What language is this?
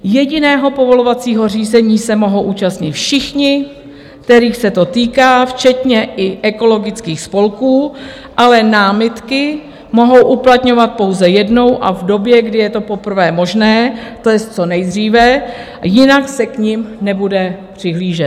Czech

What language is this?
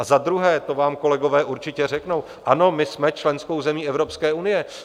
Czech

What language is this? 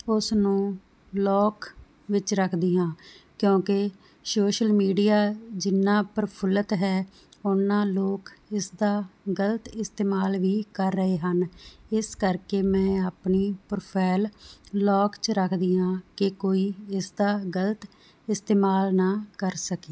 Punjabi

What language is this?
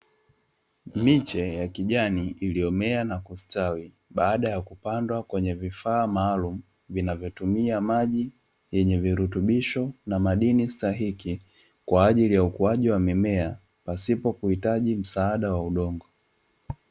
Swahili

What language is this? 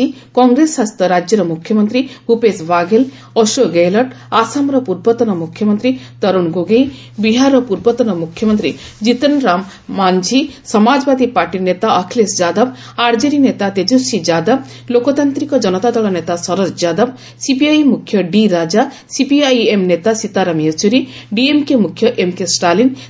Odia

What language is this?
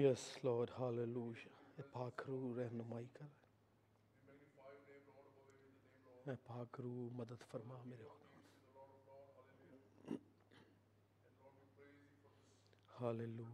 Urdu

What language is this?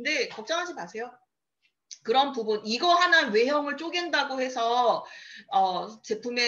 Korean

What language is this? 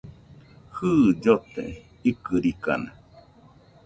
Nüpode Huitoto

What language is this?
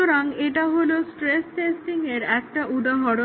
Bangla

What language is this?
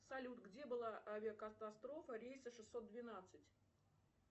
Russian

